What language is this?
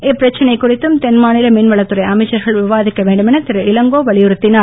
Tamil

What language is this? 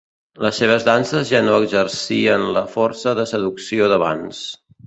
Catalan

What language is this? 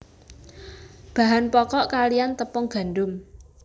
Javanese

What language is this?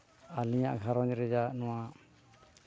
Santali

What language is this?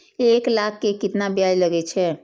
Maithili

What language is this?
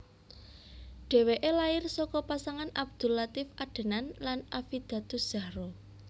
Javanese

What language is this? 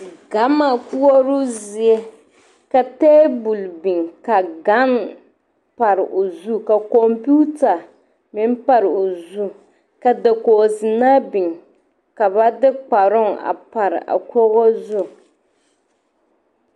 Southern Dagaare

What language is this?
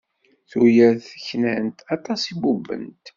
Kabyle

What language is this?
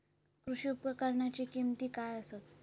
Marathi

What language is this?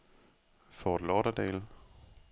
Danish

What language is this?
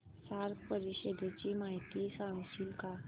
Marathi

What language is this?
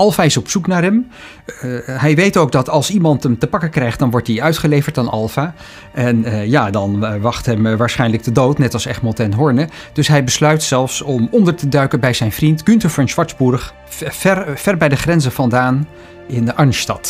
Dutch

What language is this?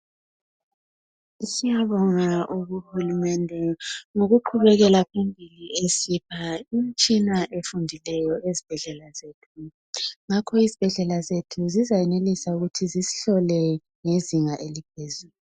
North Ndebele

